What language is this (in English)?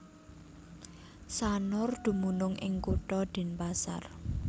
Javanese